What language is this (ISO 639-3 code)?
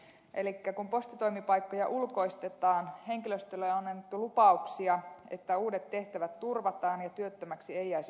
fin